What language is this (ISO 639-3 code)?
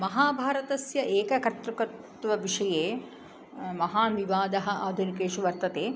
san